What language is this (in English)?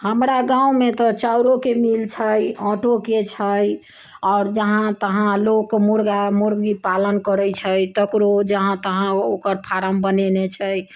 Maithili